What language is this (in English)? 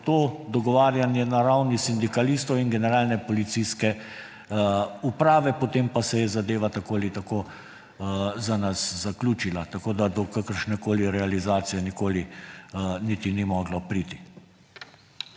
Slovenian